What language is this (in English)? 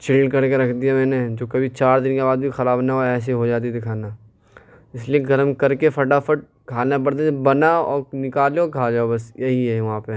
Urdu